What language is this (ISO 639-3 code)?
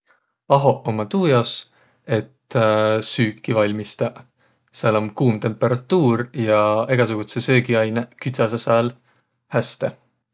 vro